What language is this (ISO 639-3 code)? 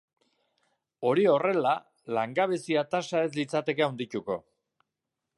eus